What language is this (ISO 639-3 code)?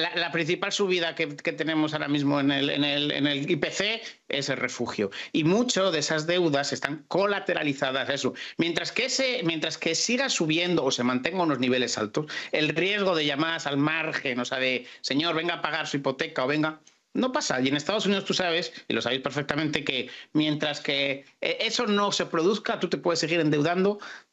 spa